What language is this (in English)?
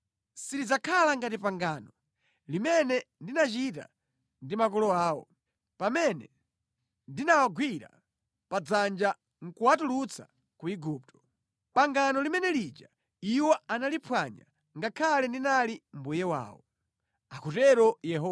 Nyanja